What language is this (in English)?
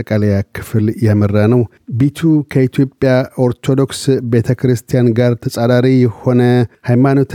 Amharic